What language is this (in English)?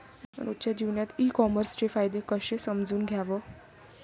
Marathi